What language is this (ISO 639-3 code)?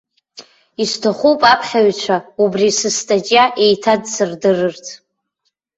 abk